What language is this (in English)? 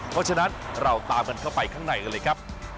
Thai